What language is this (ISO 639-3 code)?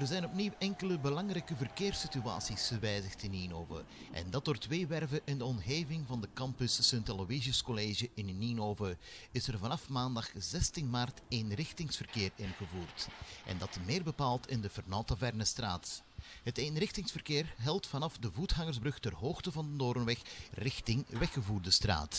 nld